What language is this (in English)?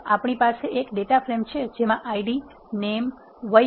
Gujarati